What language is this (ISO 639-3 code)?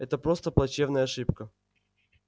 rus